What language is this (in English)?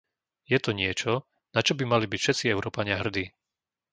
Slovak